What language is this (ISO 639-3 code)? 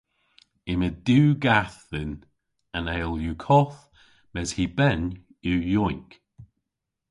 cor